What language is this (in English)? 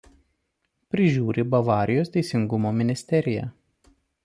Lithuanian